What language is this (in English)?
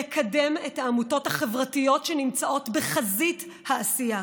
Hebrew